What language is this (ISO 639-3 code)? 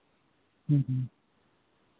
sat